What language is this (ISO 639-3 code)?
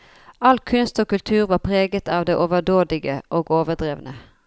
nor